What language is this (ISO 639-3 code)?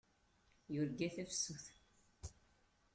kab